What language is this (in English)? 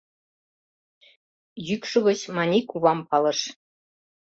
Mari